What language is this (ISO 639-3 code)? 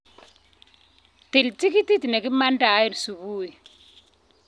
kln